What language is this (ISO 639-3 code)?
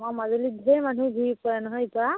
asm